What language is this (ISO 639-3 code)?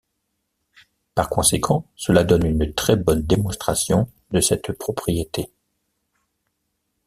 fra